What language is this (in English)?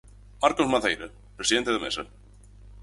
Galician